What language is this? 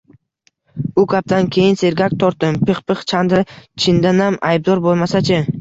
Uzbek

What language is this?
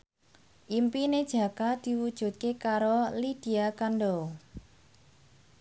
Javanese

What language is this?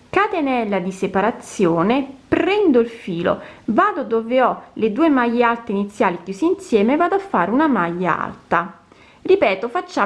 Italian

